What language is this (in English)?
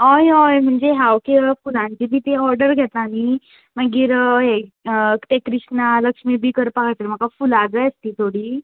Konkani